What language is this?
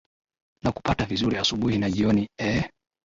Swahili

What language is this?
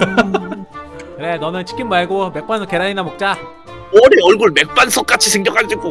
Korean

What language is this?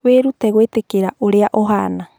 Kikuyu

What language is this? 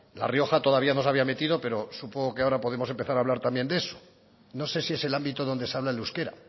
Spanish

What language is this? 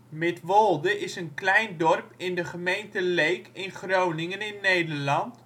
Dutch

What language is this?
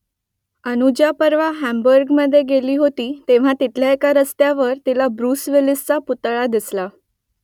Marathi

